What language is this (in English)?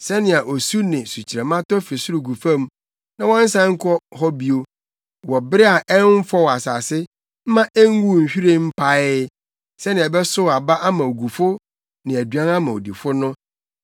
Akan